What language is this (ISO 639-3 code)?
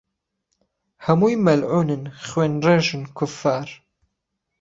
ckb